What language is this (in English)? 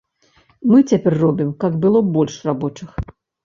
Belarusian